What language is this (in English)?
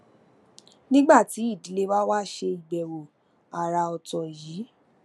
Yoruba